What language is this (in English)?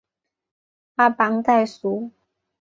Chinese